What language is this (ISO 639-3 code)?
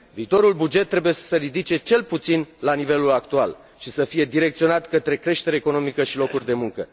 ron